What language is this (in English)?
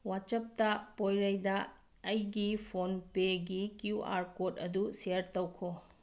Manipuri